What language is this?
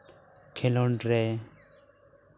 Santali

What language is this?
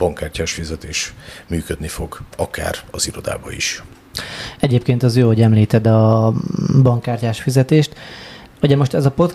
Hungarian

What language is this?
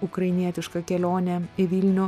Lithuanian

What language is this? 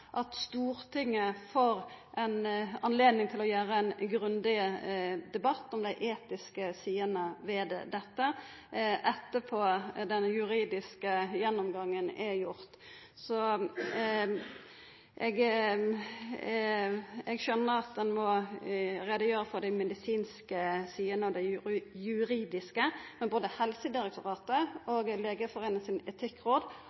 Norwegian Nynorsk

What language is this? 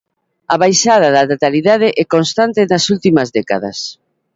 Galician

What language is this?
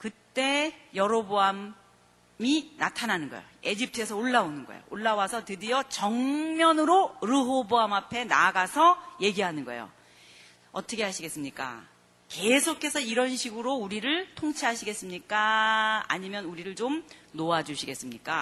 Korean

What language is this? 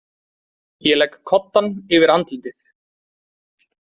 Icelandic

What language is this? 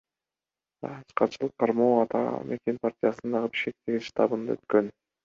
Kyrgyz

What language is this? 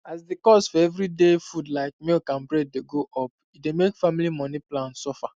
Nigerian Pidgin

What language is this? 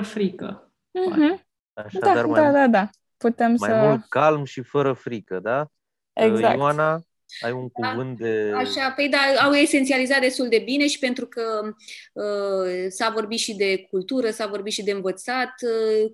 Romanian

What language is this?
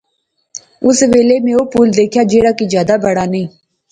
Pahari-Potwari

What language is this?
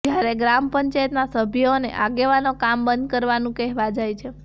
Gujarati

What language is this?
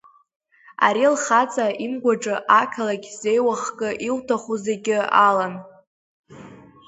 Abkhazian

